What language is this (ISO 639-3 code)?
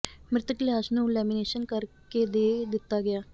pan